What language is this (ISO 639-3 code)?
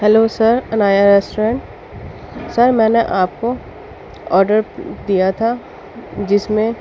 urd